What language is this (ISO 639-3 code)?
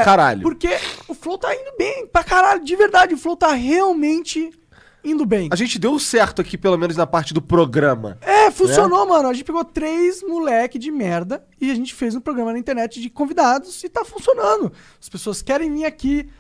por